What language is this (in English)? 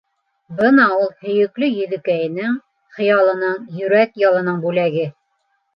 Bashkir